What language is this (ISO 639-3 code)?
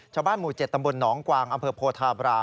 tha